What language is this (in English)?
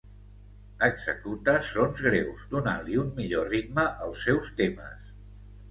Catalan